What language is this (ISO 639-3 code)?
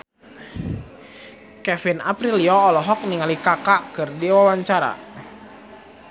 sun